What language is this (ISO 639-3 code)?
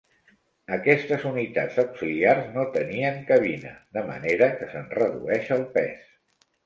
cat